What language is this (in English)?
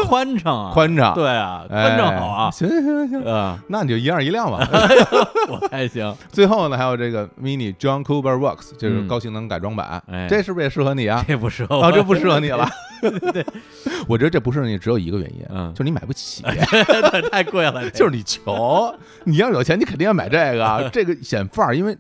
Chinese